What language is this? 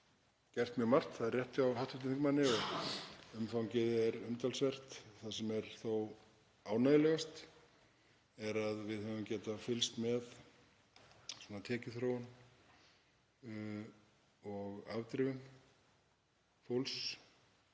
Icelandic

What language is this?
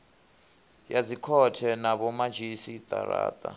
Venda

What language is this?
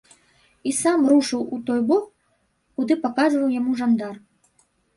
Belarusian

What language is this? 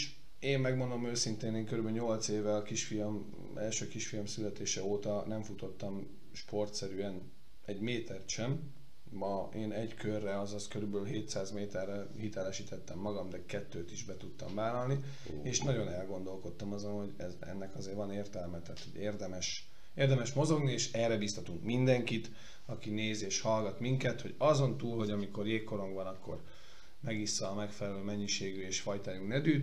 Hungarian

